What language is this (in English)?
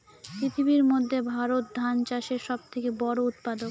Bangla